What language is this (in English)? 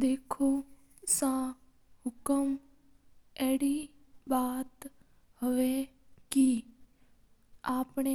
Mewari